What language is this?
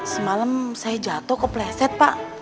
Indonesian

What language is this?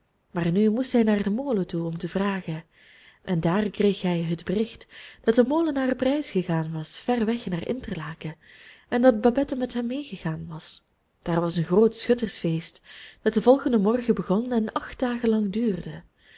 Dutch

